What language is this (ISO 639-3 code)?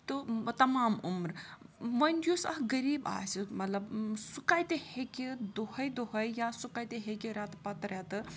kas